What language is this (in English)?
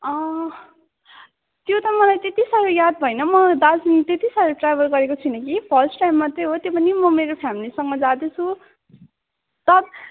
Nepali